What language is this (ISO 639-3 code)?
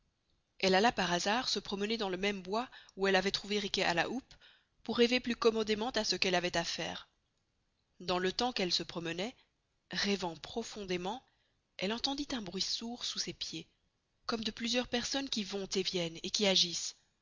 fra